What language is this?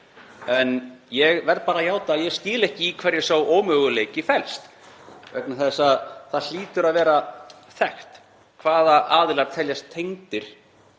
Icelandic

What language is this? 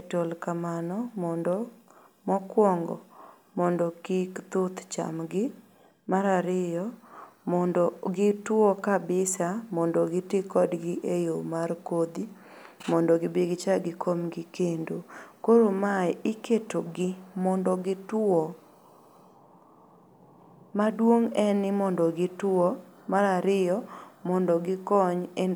Luo (Kenya and Tanzania)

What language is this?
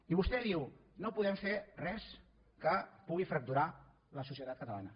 Catalan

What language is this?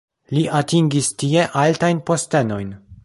Esperanto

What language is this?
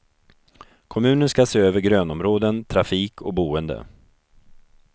Swedish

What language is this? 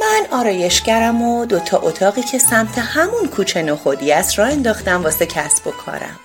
Persian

